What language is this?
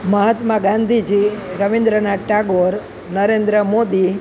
Gujarati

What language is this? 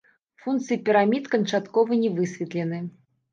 Belarusian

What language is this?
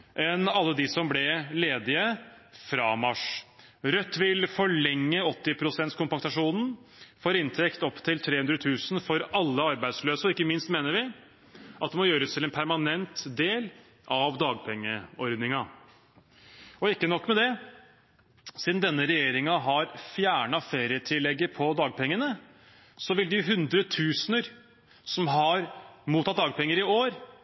Norwegian Bokmål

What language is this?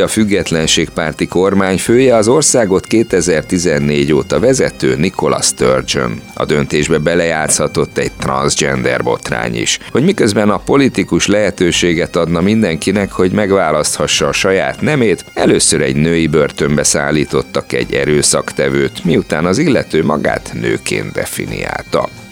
Hungarian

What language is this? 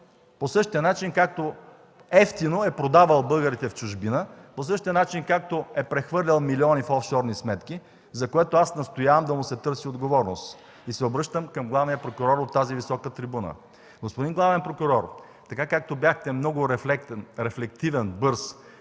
Bulgarian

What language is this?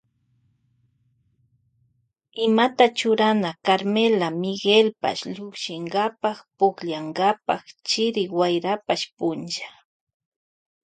Loja Highland Quichua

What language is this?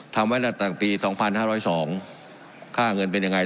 Thai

